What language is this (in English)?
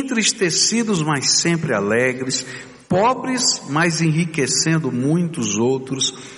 Portuguese